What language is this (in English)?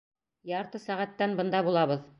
Bashkir